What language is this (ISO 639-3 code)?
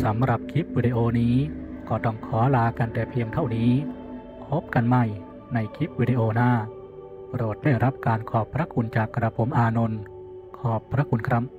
tha